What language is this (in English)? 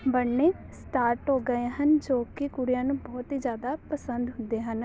Punjabi